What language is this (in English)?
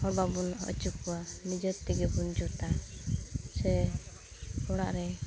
Santali